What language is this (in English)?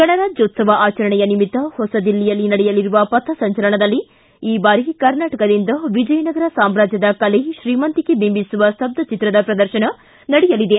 Kannada